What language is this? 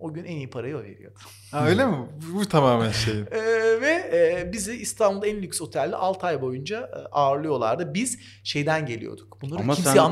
Turkish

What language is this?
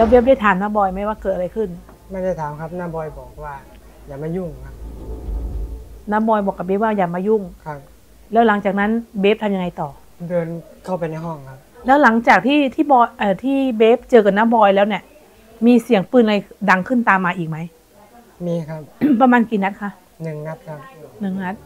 Thai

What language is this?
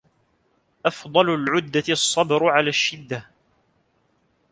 Arabic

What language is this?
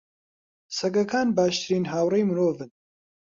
Central Kurdish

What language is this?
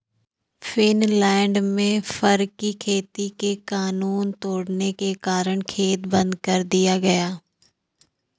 Hindi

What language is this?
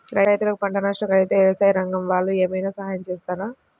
Telugu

